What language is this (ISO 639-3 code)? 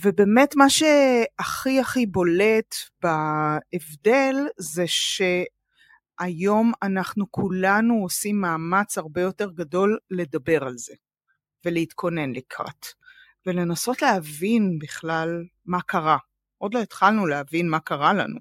heb